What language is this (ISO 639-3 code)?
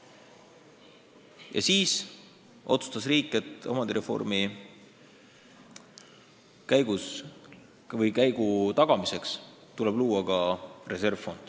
est